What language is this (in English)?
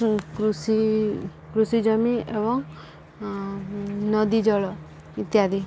Odia